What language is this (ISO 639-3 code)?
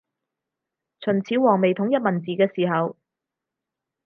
yue